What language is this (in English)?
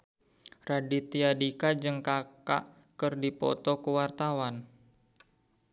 Sundanese